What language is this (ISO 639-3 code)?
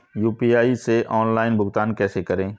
hin